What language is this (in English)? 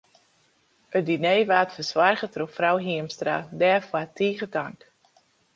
Western Frisian